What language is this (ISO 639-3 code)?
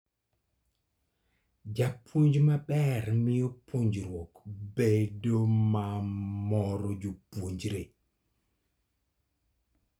luo